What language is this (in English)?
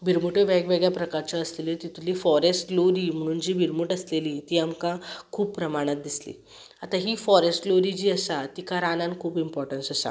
Konkani